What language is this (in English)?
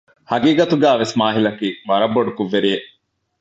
Divehi